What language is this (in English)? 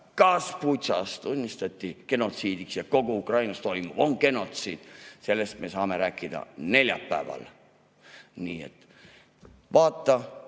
Estonian